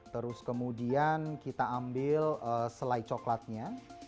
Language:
Indonesian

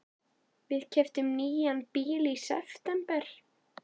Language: Icelandic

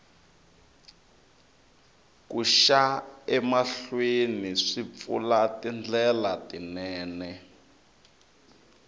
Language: Tsonga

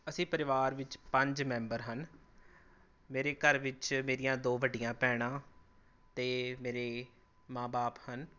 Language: Punjabi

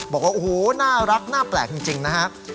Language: Thai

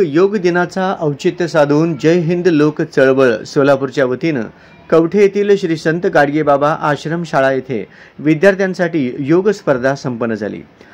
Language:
Marathi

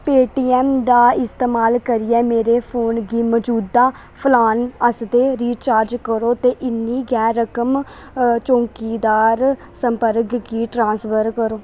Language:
Dogri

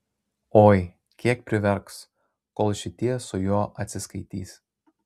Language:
Lithuanian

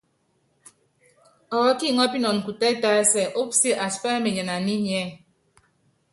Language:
Yangben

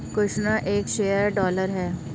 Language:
Hindi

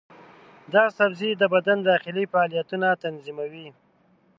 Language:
Pashto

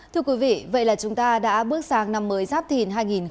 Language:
Vietnamese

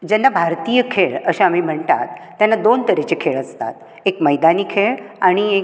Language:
Konkani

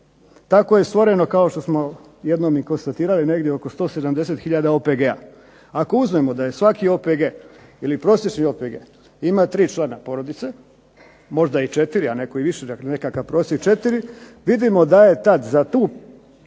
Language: Croatian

